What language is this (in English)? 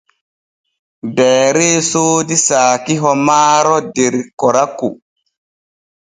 Borgu Fulfulde